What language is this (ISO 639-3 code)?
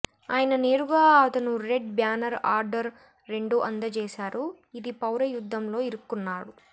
tel